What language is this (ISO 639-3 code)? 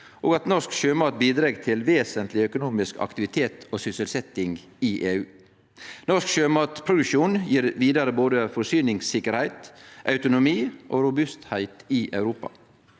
nor